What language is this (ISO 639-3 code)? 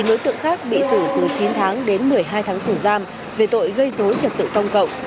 vie